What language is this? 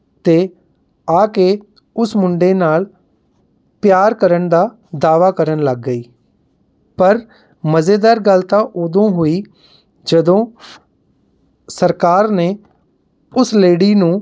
Punjabi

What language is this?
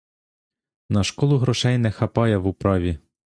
Ukrainian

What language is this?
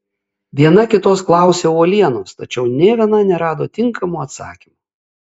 Lithuanian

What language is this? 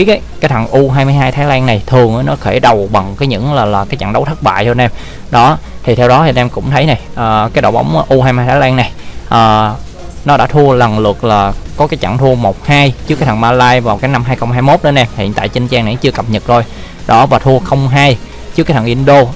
Vietnamese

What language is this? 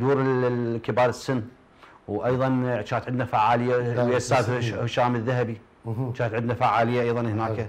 Arabic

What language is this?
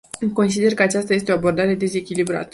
Romanian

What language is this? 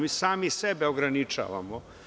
Serbian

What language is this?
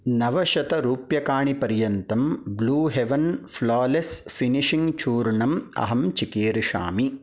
Sanskrit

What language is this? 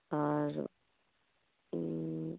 Santali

